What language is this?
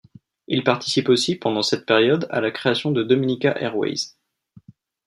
French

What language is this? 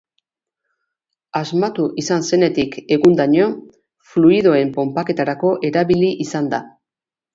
Basque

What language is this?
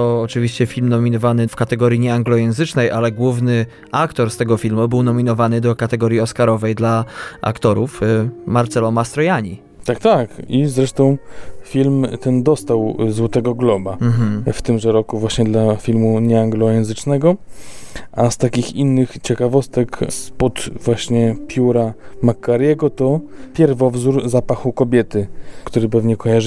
Polish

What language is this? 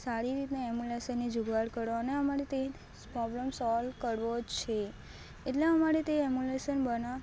Gujarati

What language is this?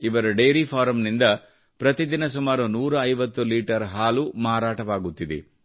Kannada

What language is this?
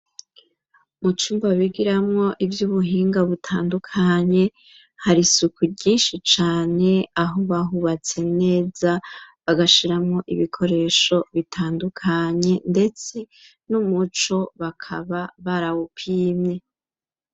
Rundi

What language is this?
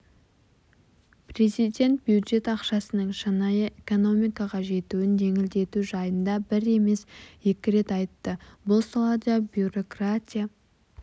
Kazakh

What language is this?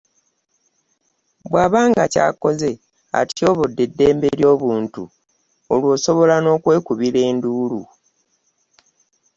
Ganda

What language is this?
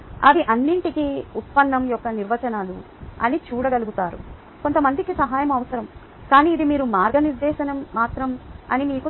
Telugu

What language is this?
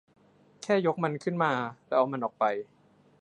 Thai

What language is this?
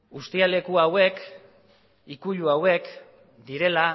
Basque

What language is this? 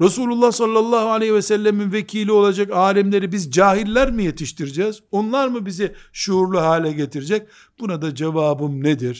Turkish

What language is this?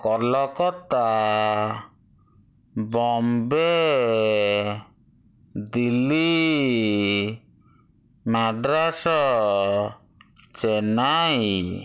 Odia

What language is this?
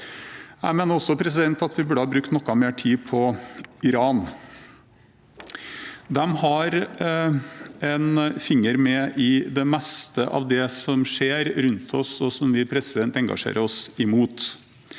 Norwegian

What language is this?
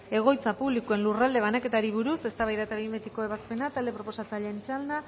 Basque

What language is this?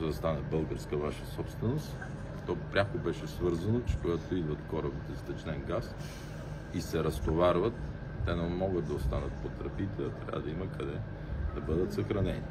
Bulgarian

